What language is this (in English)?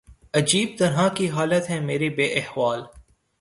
Urdu